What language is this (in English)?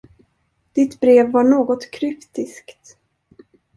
Swedish